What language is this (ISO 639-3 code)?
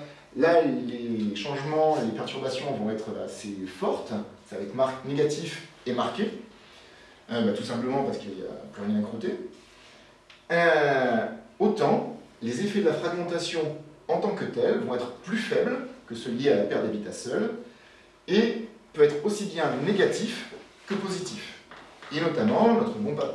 fra